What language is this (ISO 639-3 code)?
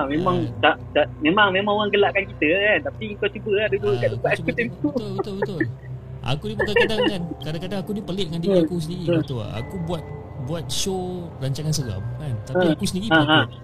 msa